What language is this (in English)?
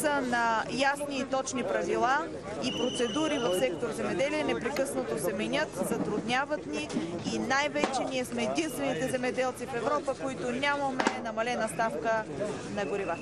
Romanian